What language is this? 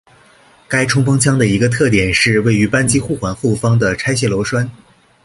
Chinese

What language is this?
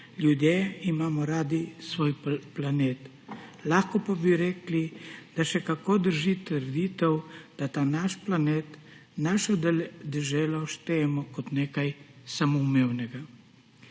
Slovenian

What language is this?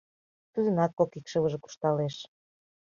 Mari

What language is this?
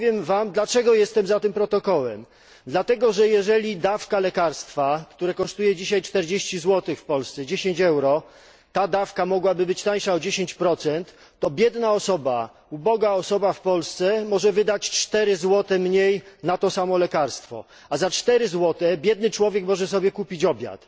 Polish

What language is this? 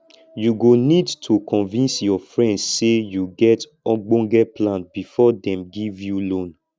Nigerian Pidgin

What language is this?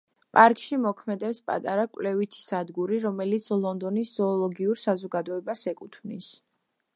Georgian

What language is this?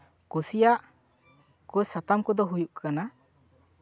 Santali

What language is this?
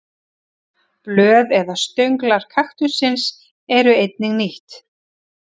Icelandic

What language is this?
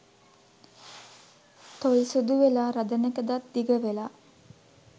Sinhala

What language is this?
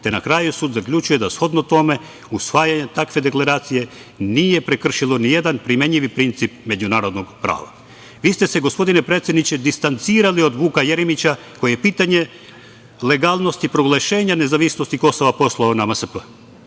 Serbian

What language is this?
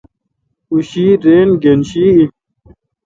Kalkoti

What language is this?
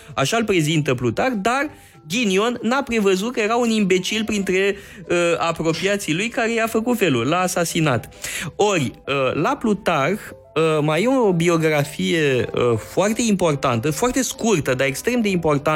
Romanian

